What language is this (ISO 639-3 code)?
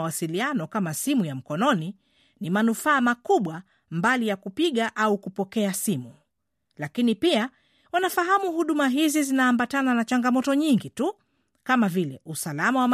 swa